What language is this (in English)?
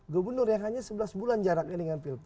Indonesian